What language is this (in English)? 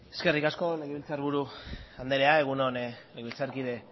Basque